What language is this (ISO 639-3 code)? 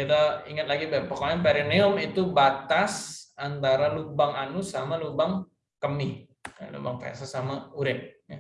ind